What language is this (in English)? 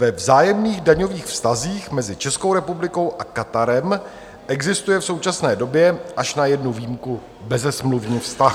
Czech